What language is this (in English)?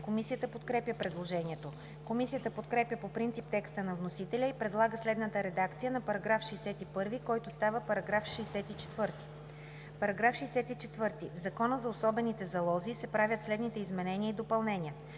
Bulgarian